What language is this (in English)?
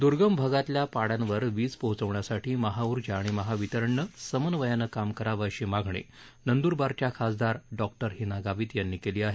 Marathi